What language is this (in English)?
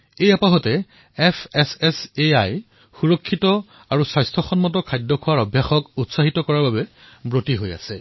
Assamese